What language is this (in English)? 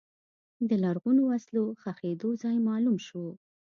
Pashto